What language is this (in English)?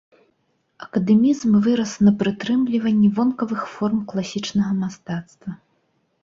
Belarusian